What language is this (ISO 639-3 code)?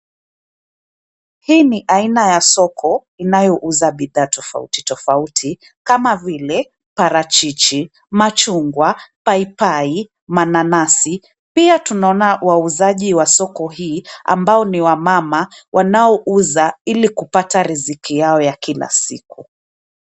swa